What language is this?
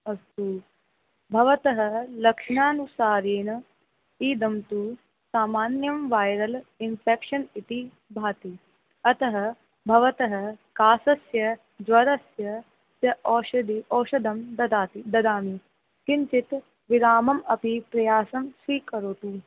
Sanskrit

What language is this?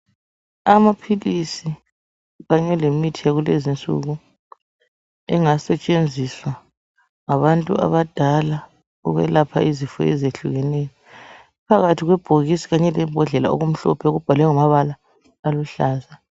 North Ndebele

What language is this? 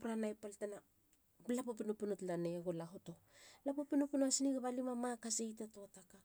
Halia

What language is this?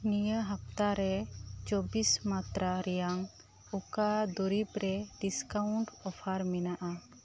Santali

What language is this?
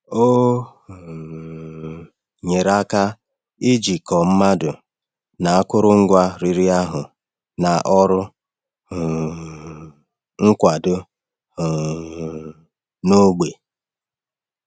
Igbo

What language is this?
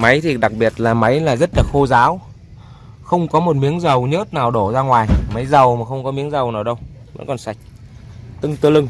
Vietnamese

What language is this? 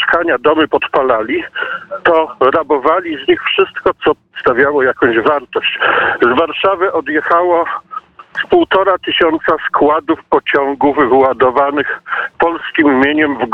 Polish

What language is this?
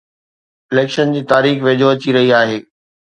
Sindhi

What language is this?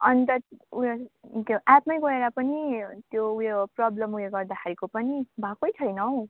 Nepali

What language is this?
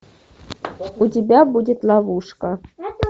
Russian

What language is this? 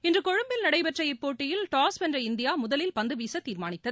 Tamil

